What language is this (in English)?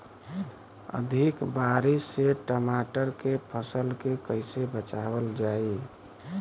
Bhojpuri